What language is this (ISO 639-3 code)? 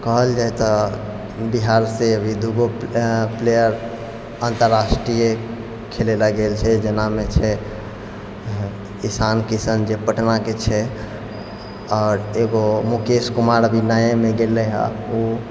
mai